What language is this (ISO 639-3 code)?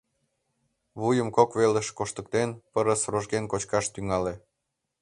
chm